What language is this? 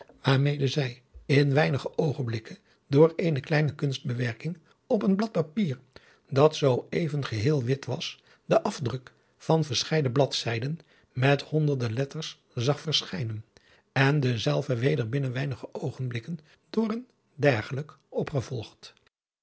Dutch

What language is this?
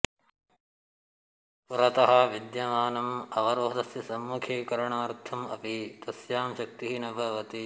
Sanskrit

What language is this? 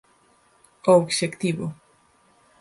Galician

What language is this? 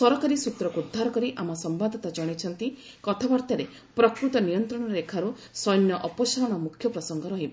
Odia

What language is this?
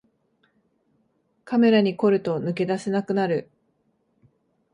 Japanese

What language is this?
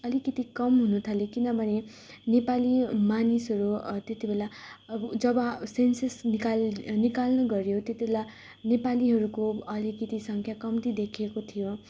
Nepali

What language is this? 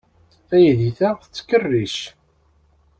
Kabyle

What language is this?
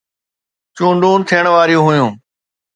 Sindhi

